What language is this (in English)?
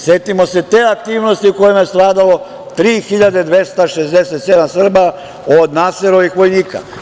Serbian